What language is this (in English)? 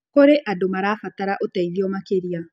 Kikuyu